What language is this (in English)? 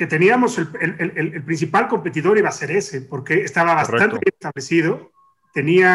Spanish